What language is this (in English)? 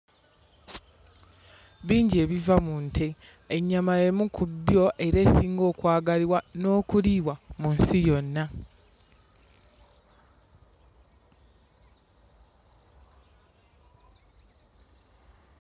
Ganda